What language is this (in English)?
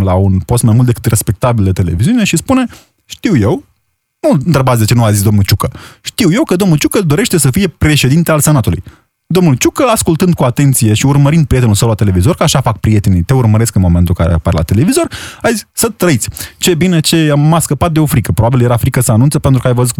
Romanian